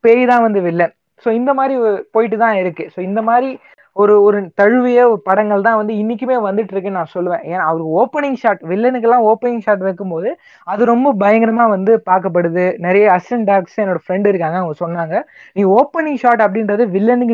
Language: Tamil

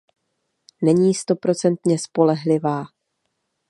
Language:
Czech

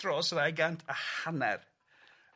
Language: Welsh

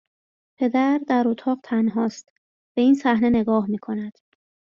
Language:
Persian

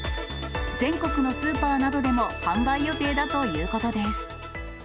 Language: Japanese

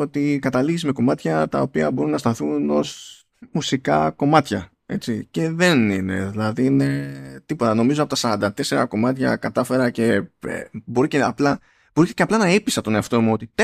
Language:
Greek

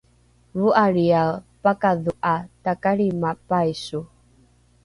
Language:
Rukai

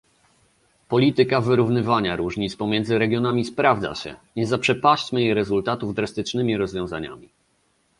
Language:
Polish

